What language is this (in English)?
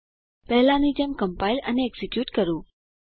Gujarati